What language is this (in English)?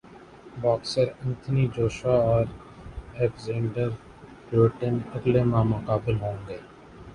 Urdu